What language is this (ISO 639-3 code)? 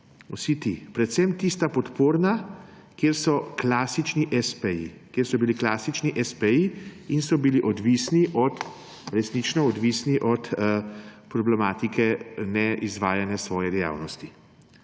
slv